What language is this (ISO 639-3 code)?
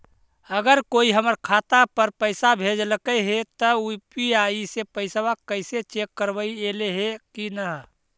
mag